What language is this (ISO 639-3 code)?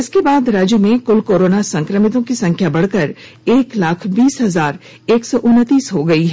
hin